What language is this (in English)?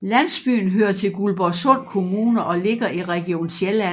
Danish